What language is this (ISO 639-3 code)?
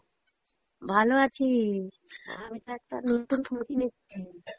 ben